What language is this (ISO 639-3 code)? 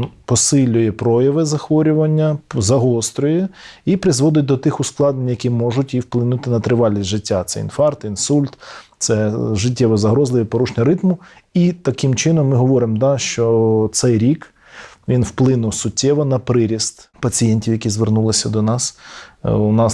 ukr